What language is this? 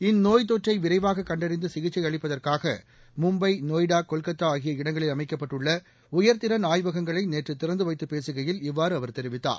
Tamil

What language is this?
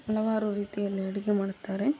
Kannada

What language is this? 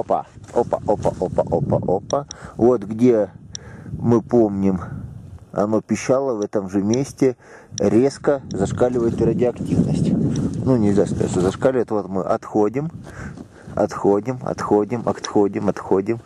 Russian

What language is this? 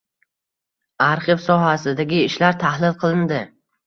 Uzbek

